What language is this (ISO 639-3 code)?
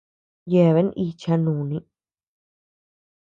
cux